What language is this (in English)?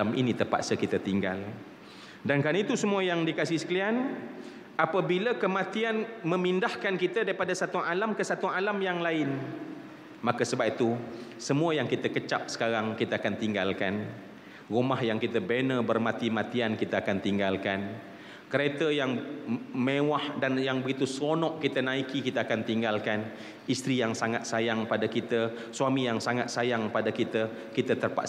Malay